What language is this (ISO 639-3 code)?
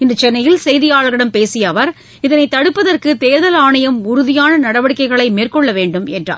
tam